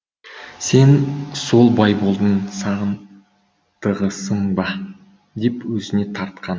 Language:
Kazakh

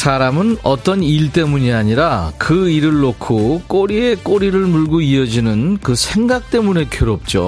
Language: Korean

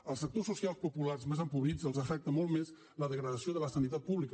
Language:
Catalan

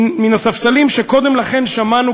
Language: Hebrew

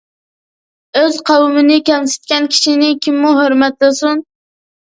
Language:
Uyghur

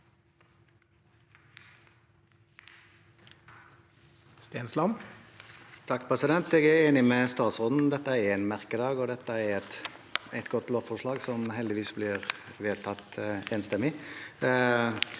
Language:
Norwegian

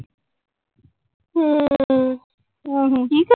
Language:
Punjabi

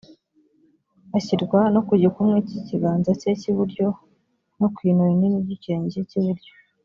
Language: Kinyarwanda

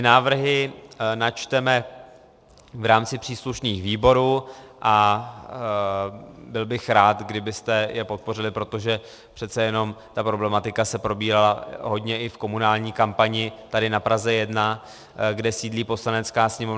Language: Czech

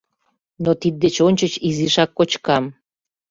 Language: Mari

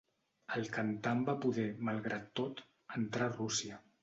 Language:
Catalan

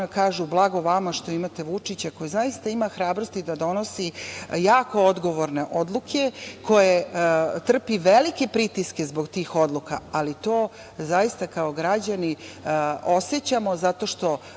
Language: Serbian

